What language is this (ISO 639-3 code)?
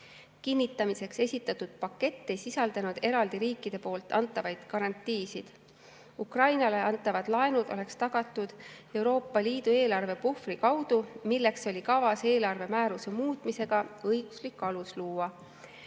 est